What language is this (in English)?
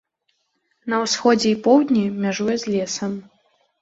Belarusian